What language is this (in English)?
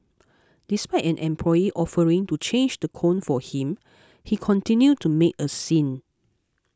English